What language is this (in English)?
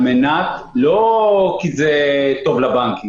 Hebrew